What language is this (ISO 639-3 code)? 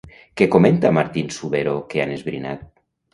cat